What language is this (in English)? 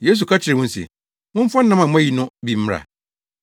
Akan